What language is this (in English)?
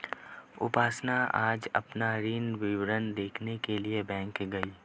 Hindi